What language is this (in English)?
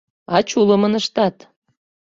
Mari